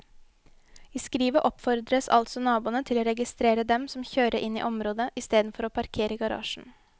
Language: Norwegian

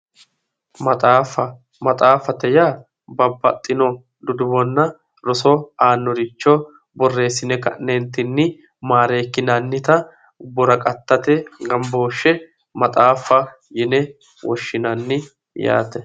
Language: Sidamo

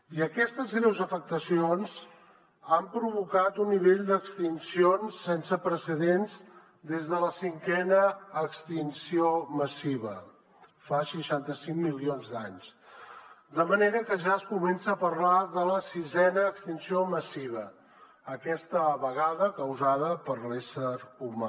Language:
Catalan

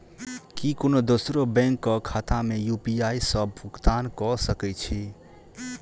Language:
Maithili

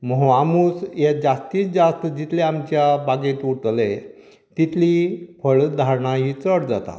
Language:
Konkani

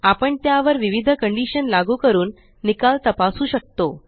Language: Marathi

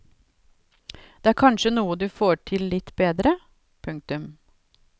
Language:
Norwegian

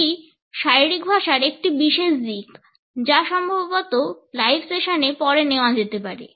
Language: Bangla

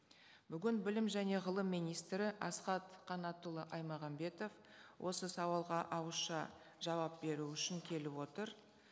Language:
Kazakh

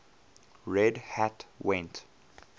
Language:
English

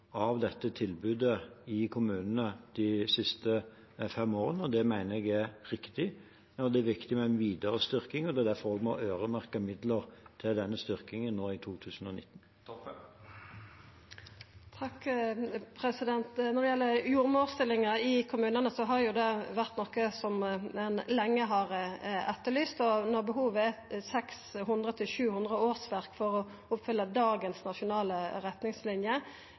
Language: Norwegian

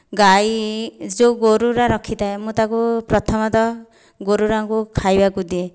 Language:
Odia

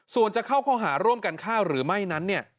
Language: Thai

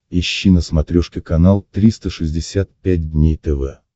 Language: Russian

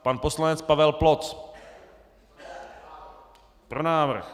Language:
Czech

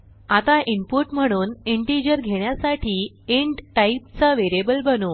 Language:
Marathi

